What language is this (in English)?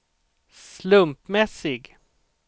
Swedish